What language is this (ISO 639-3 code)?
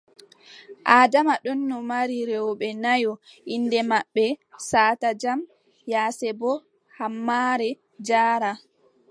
fub